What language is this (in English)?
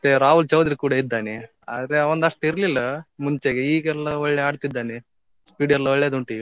Kannada